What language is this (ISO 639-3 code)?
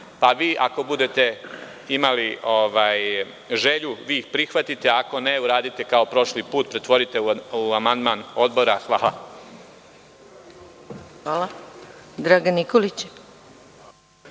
srp